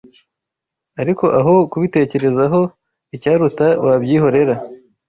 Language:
Kinyarwanda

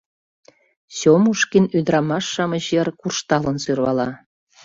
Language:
Mari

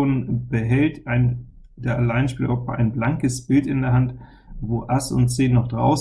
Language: German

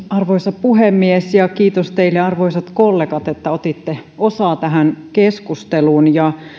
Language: Finnish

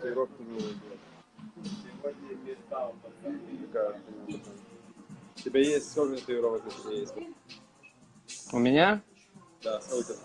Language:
Russian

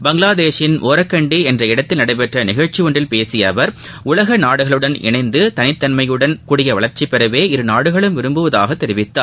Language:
Tamil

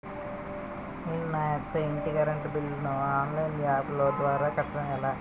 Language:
Telugu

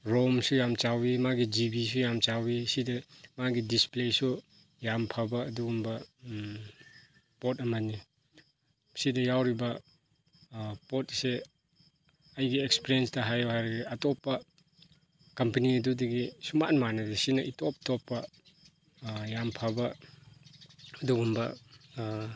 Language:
Manipuri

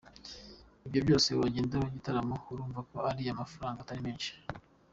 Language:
Kinyarwanda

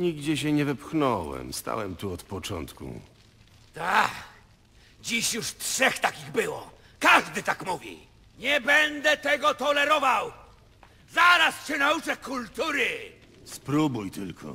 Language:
Polish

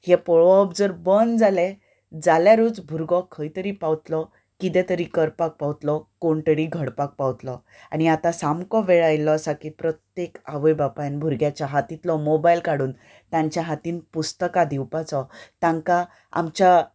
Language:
Konkani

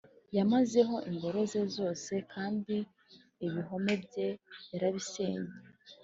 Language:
Kinyarwanda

